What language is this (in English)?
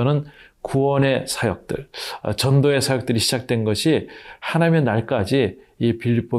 Korean